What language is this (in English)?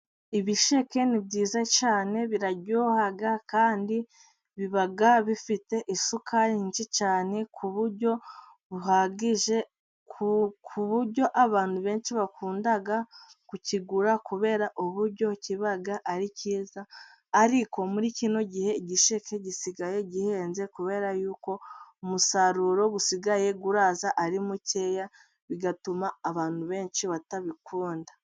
Kinyarwanda